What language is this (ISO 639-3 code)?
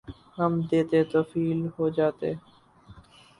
urd